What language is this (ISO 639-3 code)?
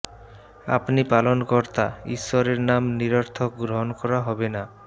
ben